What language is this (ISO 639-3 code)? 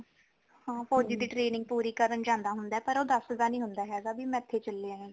pan